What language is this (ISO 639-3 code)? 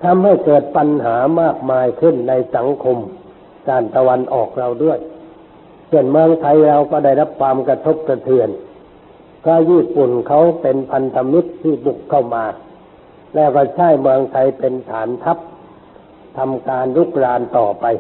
tha